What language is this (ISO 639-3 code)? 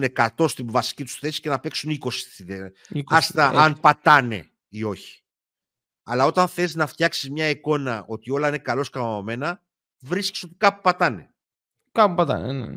ell